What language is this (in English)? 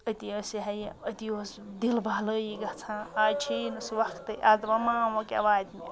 Kashmiri